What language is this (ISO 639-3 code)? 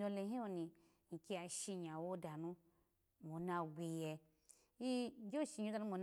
ala